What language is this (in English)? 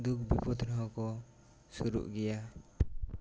Santali